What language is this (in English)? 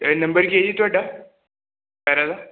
Punjabi